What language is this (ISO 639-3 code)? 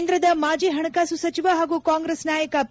kan